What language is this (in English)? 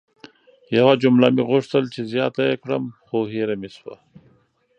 Pashto